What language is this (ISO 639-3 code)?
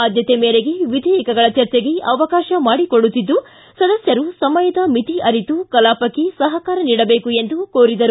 kan